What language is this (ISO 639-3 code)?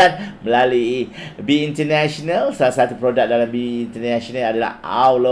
msa